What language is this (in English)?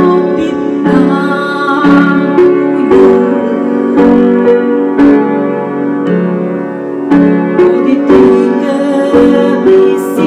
Vietnamese